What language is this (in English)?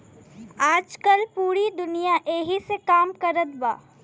Bhojpuri